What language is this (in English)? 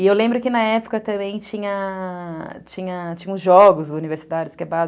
Portuguese